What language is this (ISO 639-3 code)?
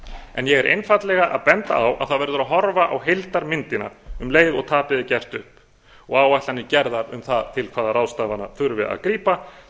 isl